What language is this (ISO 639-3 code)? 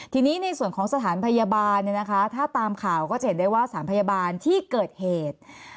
tha